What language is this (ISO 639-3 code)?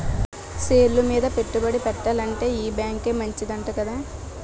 tel